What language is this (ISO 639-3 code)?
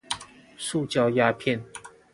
zho